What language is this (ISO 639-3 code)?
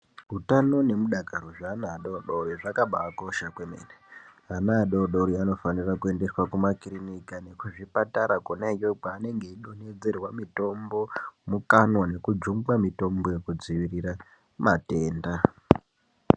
ndc